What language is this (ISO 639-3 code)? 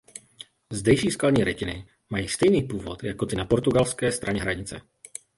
ces